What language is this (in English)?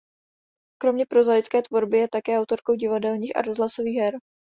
Czech